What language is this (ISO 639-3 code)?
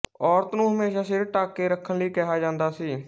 pan